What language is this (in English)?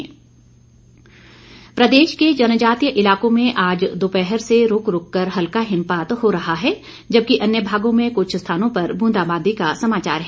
Hindi